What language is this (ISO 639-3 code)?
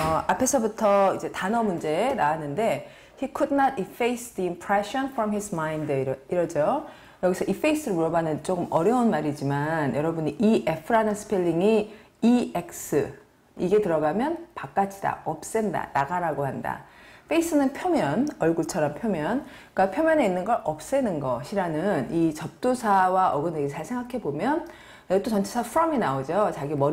kor